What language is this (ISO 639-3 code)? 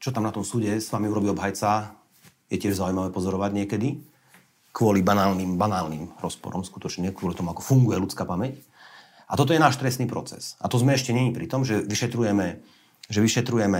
slk